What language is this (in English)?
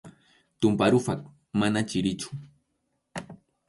Arequipa-La Unión Quechua